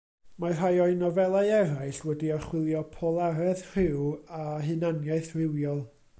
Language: Welsh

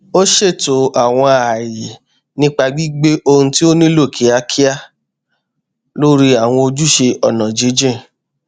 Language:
Yoruba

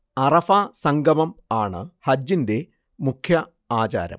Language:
Malayalam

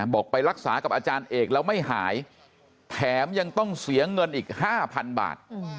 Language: Thai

